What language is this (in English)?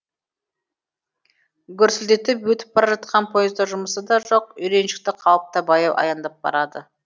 Kazakh